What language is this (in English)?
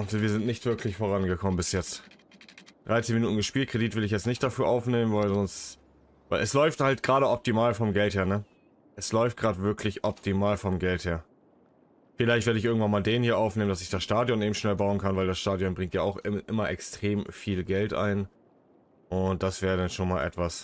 German